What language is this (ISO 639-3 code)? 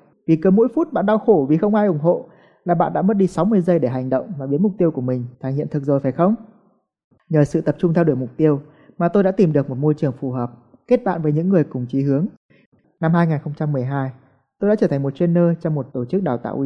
vie